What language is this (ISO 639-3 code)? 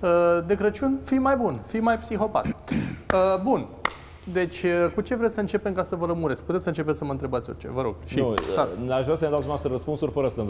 ron